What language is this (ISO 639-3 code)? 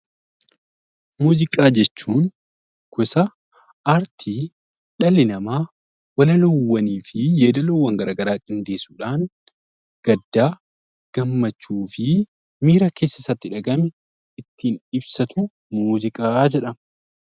orm